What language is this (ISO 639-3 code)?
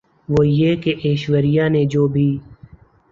urd